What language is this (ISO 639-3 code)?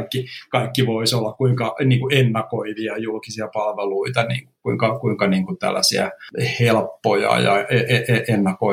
fin